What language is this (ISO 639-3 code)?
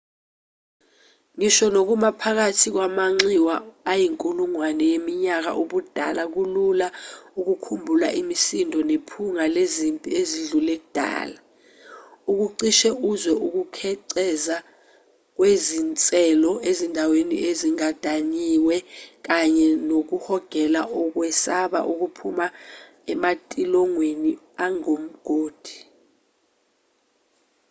zul